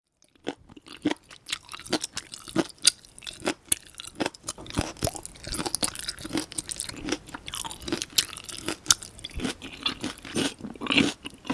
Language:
Korean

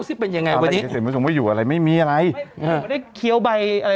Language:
Thai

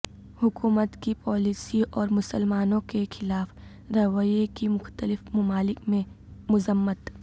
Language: Urdu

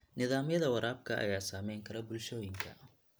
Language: Somali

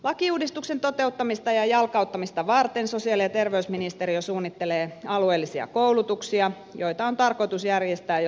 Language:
Finnish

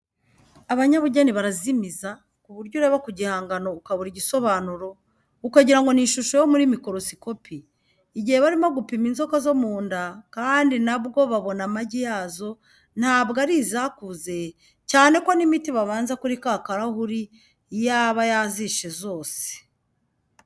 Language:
Kinyarwanda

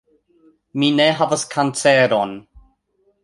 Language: Esperanto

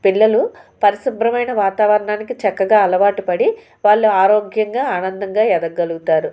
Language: Telugu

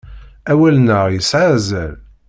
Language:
Kabyle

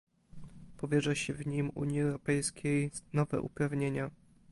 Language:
Polish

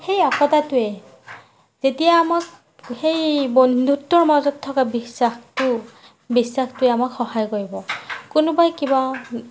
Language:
Assamese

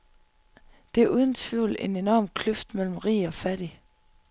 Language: Danish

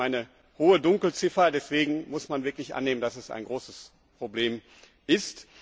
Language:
German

